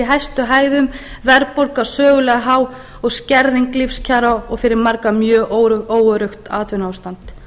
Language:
Icelandic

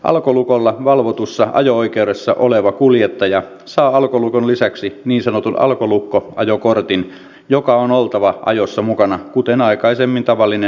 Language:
Finnish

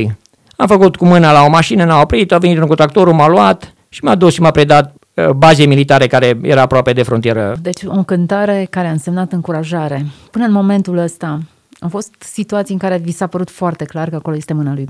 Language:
Romanian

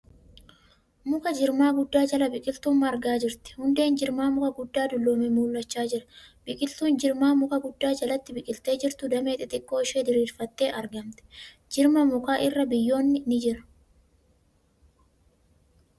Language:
Oromo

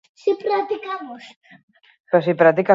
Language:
Basque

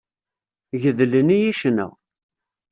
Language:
Kabyle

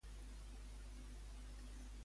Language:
Catalan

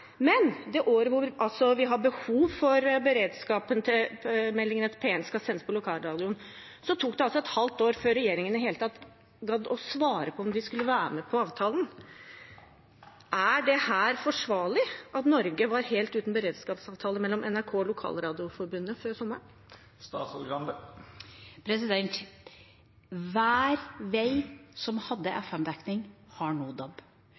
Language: Norwegian Bokmål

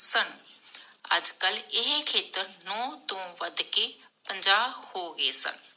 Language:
Punjabi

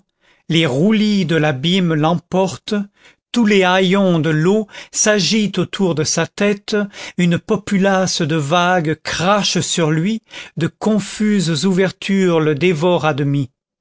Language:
French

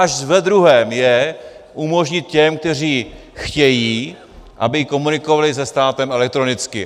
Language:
Czech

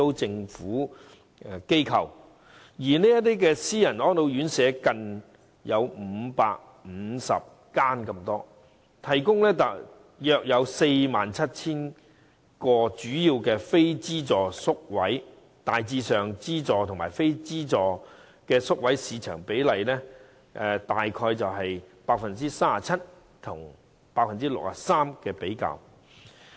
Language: Cantonese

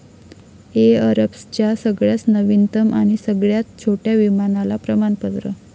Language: Marathi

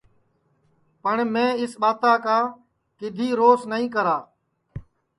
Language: Sansi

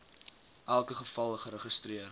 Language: Afrikaans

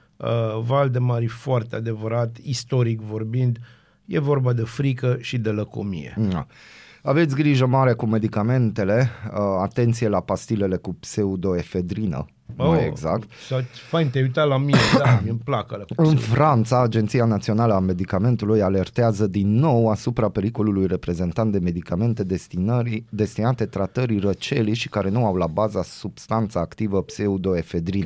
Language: Romanian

